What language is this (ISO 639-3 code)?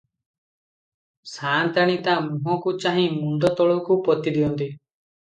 ori